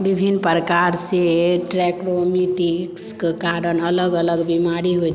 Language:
Maithili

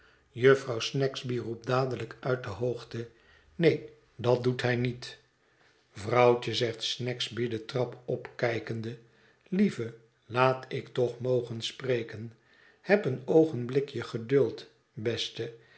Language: Dutch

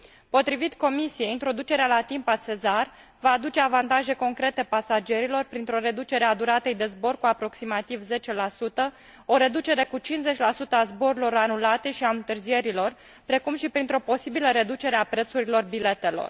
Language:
Romanian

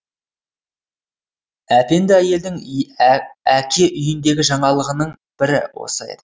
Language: Kazakh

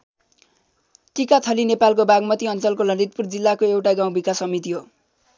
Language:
Nepali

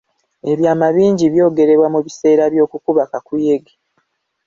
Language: Ganda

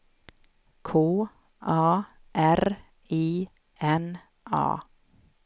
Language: Swedish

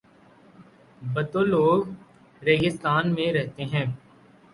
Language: Urdu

